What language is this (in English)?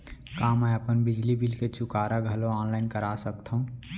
Chhattisgarhi